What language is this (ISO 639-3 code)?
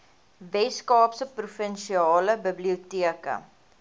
afr